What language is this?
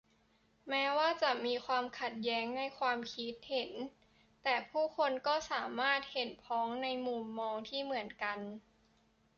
Thai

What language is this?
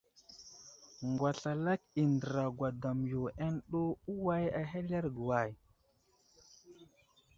Wuzlam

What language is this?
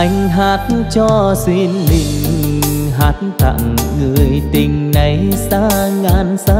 Vietnamese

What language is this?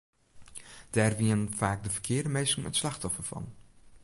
Western Frisian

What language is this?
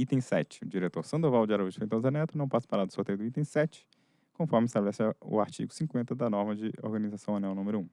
Portuguese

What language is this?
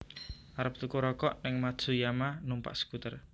Javanese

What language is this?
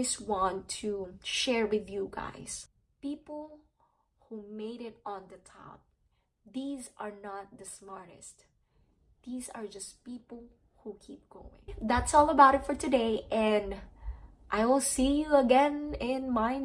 English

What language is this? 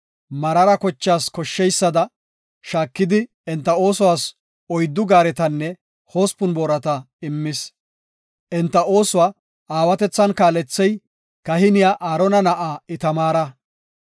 Gofa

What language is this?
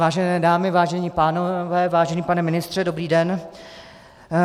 Czech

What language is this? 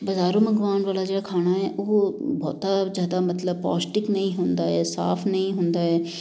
Punjabi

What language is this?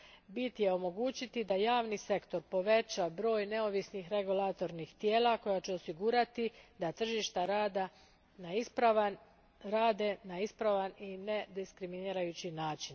Croatian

